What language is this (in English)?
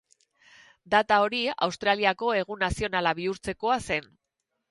Basque